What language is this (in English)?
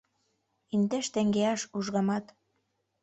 Mari